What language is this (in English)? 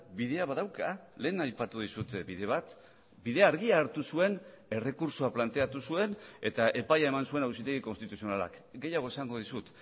Basque